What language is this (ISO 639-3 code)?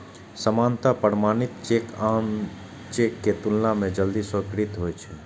mai